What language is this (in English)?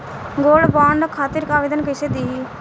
Bhojpuri